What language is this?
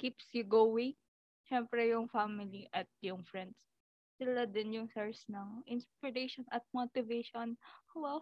Filipino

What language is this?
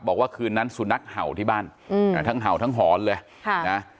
Thai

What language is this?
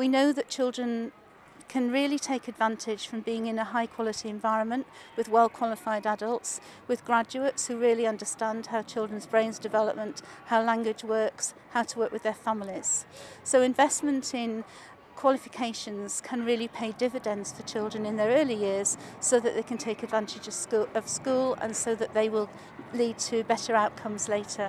English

